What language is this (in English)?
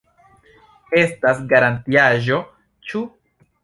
Esperanto